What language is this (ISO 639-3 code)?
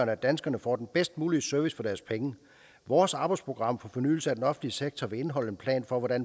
dan